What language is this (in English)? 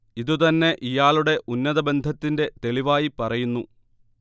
Malayalam